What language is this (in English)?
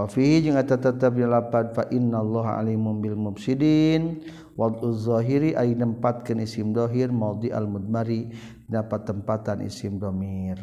Malay